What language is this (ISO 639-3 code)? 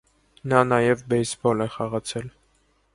hye